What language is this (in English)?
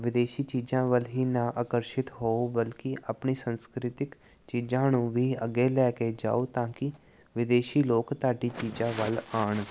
Punjabi